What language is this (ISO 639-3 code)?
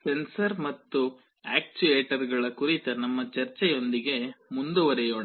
kan